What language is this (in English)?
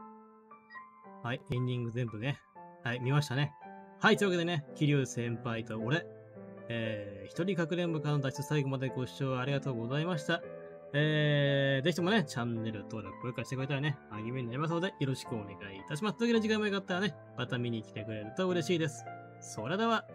Japanese